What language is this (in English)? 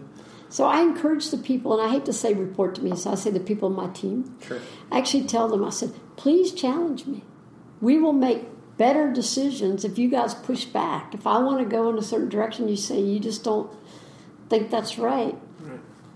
English